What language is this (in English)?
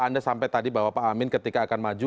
Indonesian